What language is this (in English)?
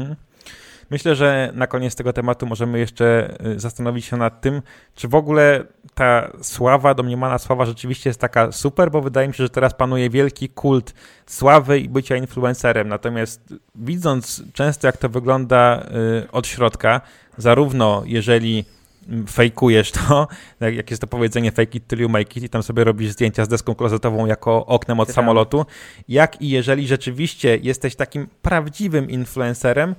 Polish